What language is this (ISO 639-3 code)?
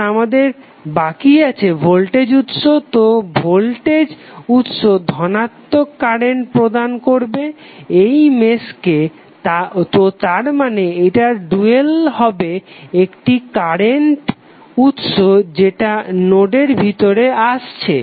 ben